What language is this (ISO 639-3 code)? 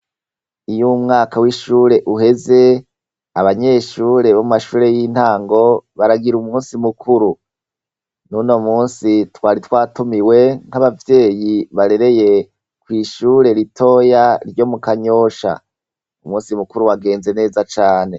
run